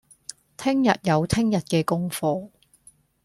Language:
Cantonese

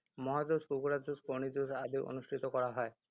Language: Assamese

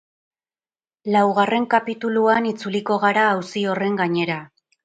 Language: Basque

